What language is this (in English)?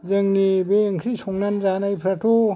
Bodo